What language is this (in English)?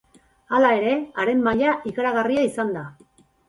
Basque